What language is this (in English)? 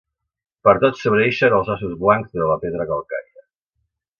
Catalan